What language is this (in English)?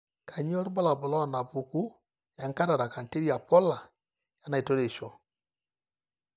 Masai